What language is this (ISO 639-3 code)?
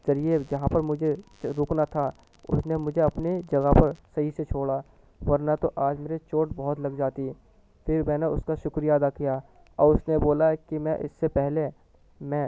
urd